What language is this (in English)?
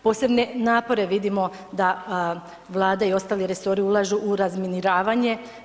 Croatian